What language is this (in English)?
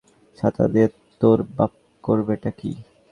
Bangla